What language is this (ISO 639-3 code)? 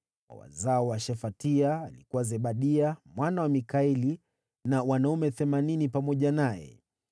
swa